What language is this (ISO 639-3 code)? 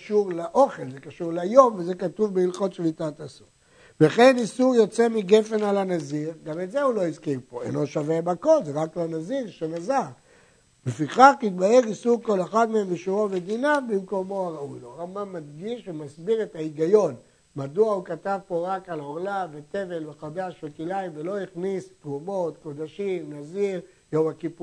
heb